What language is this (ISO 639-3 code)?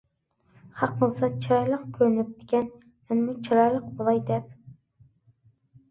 uig